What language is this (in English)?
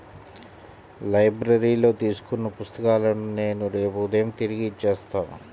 Telugu